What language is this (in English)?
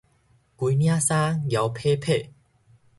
Min Nan Chinese